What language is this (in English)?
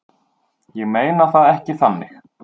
Icelandic